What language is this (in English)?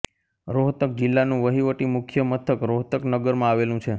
Gujarati